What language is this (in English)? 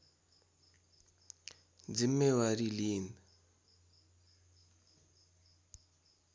Nepali